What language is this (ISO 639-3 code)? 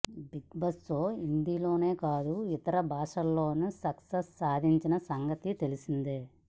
tel